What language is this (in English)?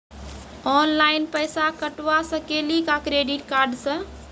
Maithili